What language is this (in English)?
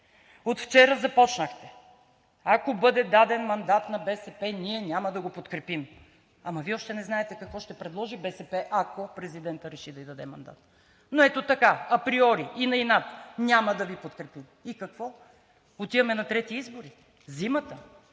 Bulgarian